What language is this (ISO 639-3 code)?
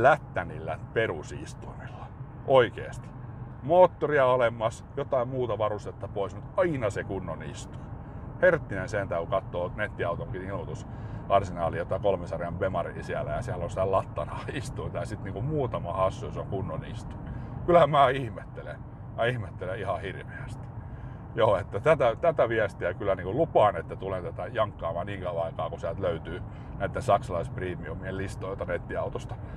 fin